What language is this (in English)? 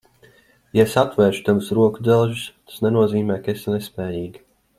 Latvian